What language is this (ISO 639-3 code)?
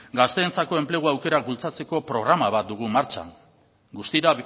eus